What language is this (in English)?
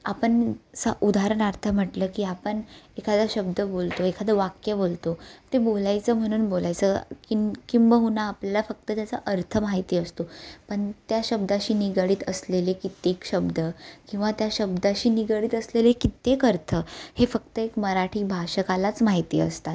Marathi